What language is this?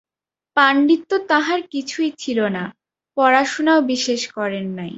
Bangla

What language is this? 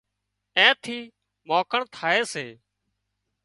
Wadiyara Koli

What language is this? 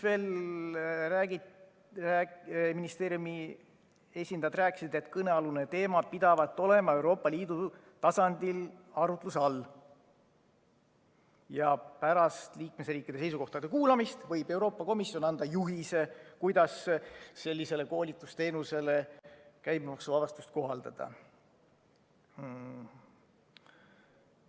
Estonian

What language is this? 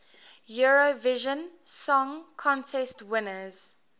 English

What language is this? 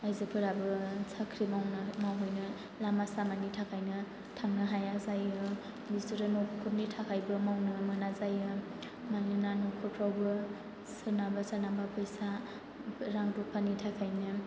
Bodo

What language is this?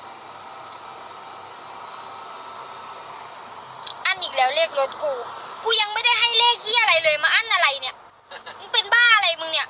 Thai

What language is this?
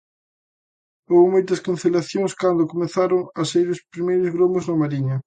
Galician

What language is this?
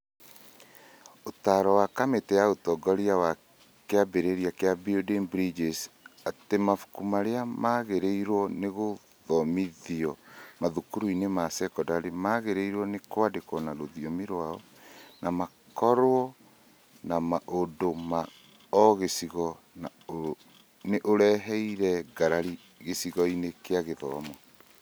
Kikuyu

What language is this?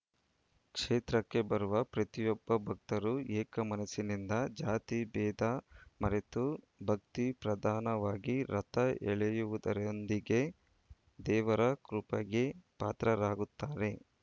Kannada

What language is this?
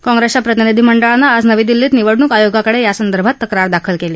Marathi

